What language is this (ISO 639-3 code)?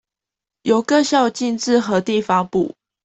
zho